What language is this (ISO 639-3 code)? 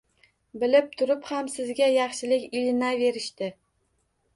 uzb